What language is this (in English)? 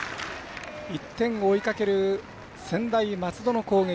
Japanese